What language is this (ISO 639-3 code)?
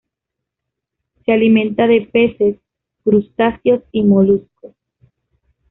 spa